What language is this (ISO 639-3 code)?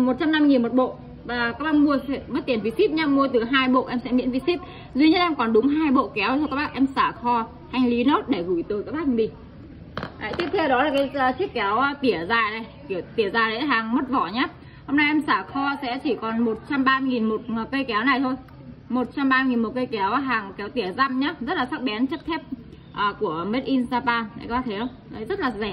vie